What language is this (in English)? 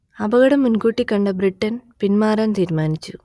Malayalam